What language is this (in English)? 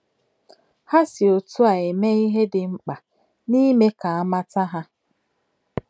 Igbo